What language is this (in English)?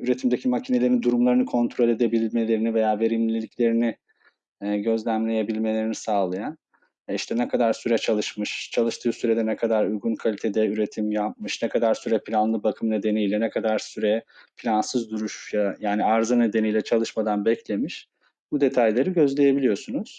Turkish